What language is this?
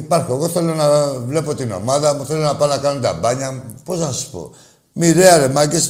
Greek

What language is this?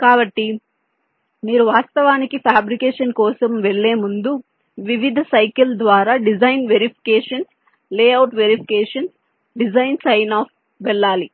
Telugu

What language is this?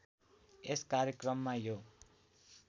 Nepali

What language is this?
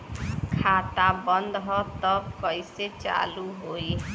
Bhojpuri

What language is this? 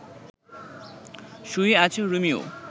Bangla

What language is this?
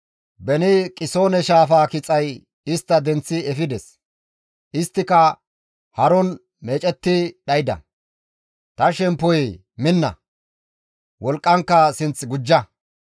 Gamo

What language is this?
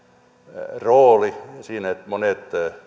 Finnish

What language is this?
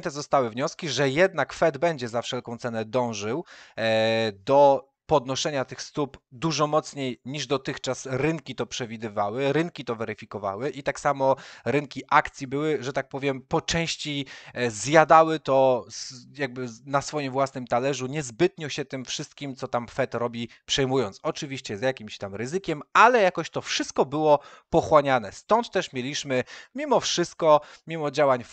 Polish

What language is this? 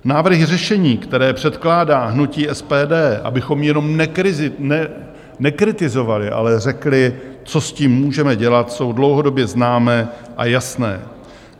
Czech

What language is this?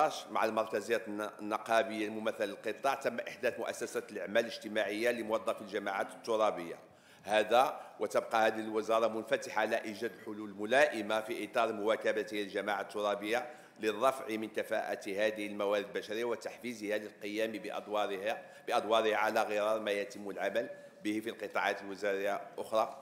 Arabic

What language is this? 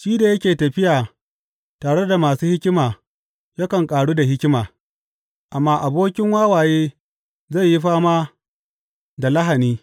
Hausa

